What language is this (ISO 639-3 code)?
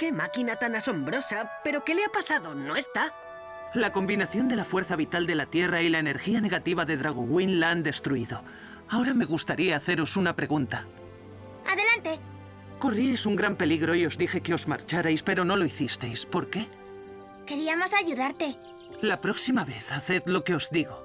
spa